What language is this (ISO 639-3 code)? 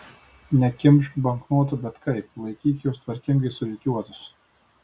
lit